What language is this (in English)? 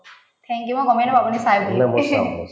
Assamese